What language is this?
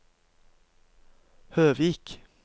Norwegian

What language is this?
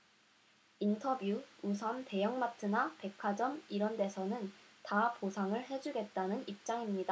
Korean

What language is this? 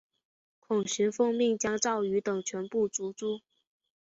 Chinese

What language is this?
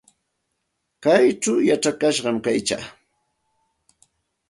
Santa Ana de Tusi Pasco Quechua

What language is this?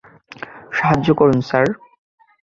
Bangla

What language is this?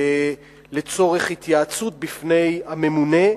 Hebrew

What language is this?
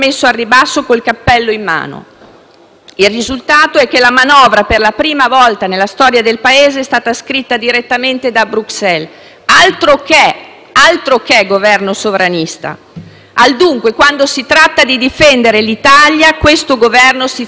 Italian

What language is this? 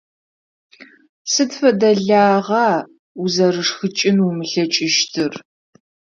Adyghe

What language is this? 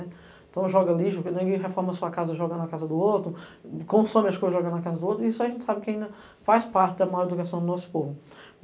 Portuguese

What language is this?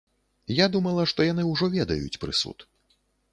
Belarusian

